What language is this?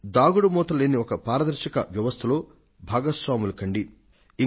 Telugu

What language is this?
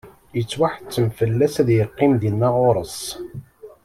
Kabyle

